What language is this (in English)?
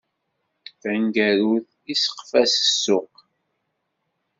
Kabyle